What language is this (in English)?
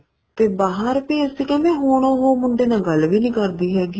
Punjabi